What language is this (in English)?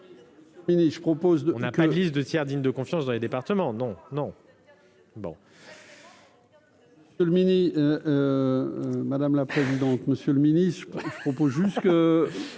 French